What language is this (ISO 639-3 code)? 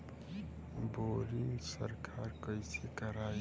bho